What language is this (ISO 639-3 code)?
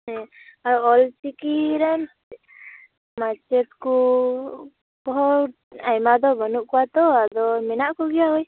sat